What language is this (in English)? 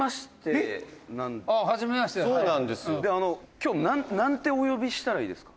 Japanese